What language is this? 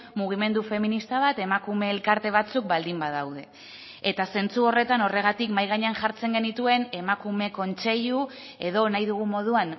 Basque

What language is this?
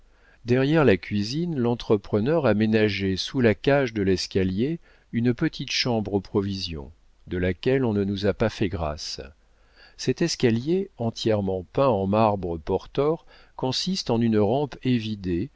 French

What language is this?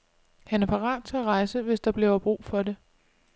Danish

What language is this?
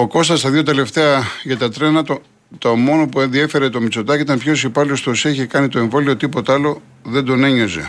Greek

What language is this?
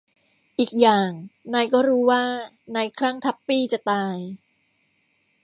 Thai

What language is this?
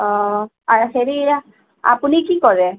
Assamese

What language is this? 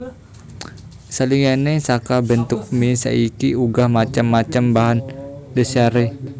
Javanese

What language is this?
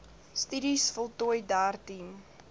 Afrikaans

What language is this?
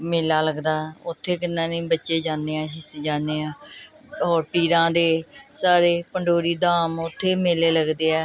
Punjabi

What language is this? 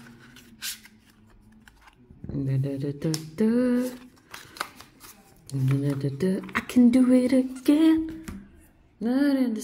Portuguese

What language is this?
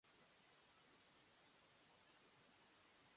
Japanese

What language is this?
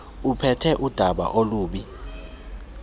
Xhosa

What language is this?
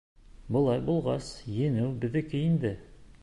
Bashkir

